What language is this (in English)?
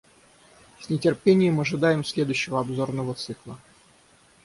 Russian